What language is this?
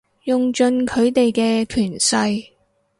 Cantonese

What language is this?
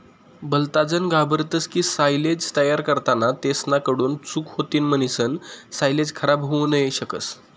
Marathi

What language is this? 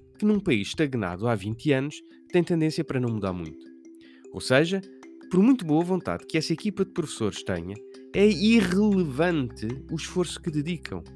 Portuguese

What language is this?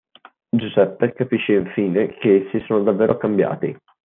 Italian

